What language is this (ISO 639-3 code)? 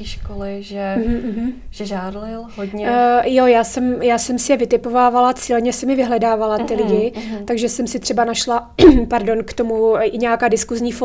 ces